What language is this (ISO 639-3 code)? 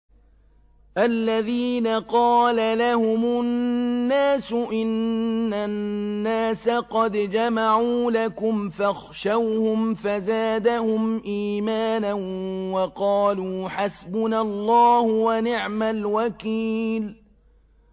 ara